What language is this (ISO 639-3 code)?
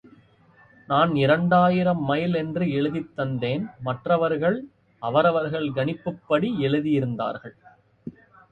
tam